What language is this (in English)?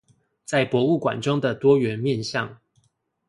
Chinese